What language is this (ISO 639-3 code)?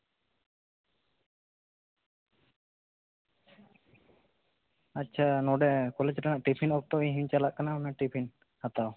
sat